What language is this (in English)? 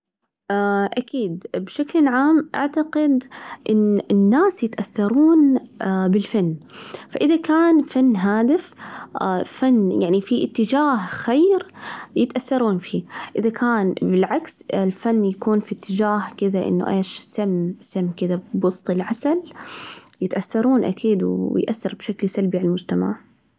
Najdi Arabic